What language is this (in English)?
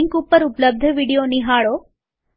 Gujarati